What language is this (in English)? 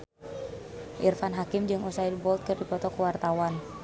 Sundanese